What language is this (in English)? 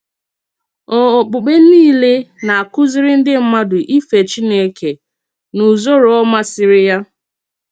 Igbo